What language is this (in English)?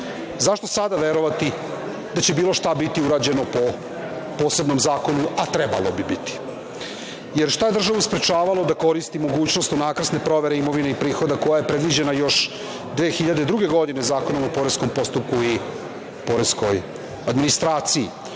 Serbian